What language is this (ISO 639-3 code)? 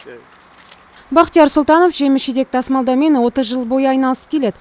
kaz